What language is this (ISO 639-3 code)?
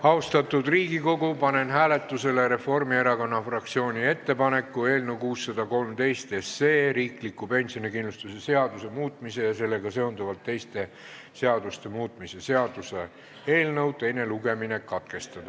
est